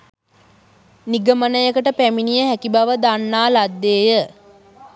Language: Sinhala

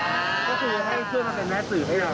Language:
Thai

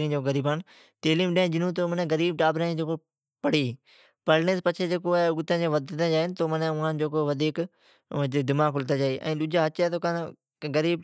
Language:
Od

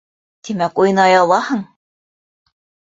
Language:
Bashkir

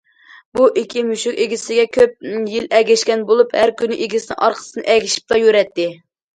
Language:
Uyghur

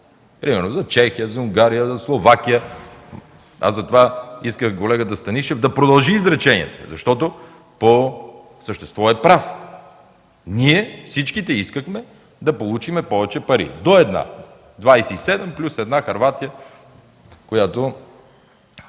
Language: Bulgarian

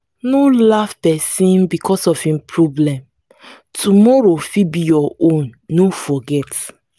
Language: Nigerian Pidgin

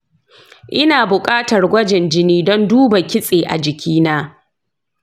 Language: Hausa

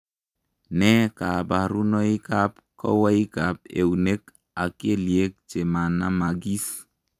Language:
Kalenjin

